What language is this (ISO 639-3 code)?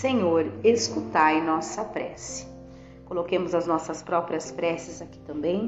por